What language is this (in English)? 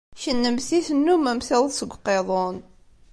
Kabyle